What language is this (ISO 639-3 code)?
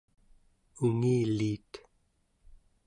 esu